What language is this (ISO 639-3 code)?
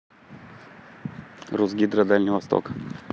rus